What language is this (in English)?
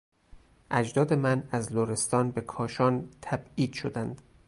Persian